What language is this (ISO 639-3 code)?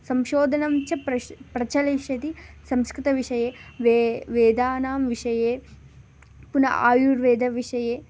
san